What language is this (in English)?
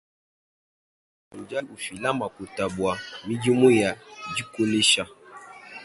Luba-Lulua